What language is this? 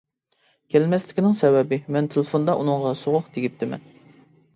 Uyghur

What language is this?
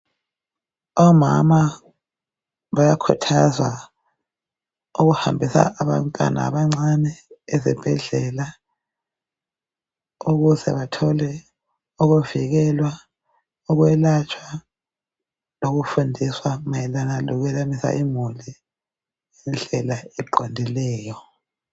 North Ndebele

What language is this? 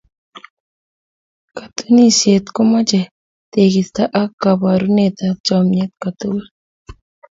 Kalenjin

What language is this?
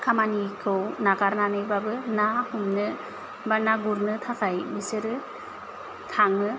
Bodo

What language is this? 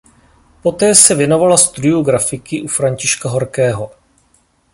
Czech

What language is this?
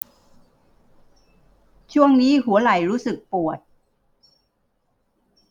Thai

